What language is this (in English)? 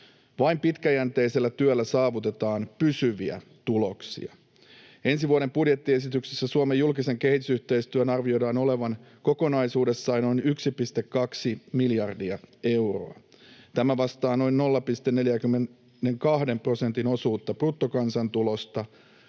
Finnish